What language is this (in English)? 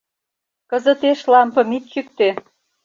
Mari